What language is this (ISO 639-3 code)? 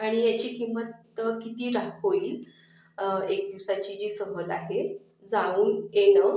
mar